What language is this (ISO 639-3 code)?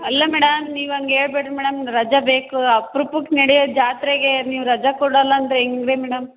kan